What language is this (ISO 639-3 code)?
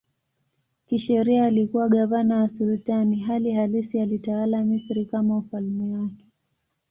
swa